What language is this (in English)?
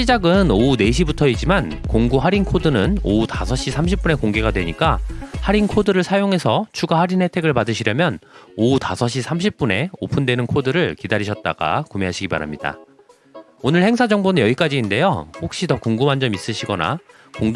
Korean